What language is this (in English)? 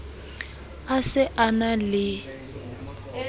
Southern Sotho